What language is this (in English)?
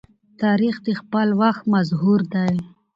Pashto